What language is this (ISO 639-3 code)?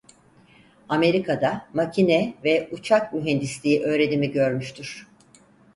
tur